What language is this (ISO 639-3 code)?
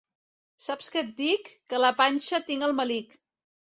cat